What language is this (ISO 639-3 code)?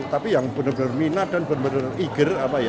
ind